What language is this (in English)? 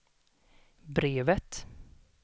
Swedish